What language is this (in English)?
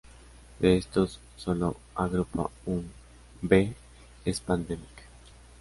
Spanish